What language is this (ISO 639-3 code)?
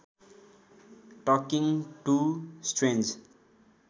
nep